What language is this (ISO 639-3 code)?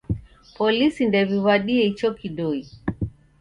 dav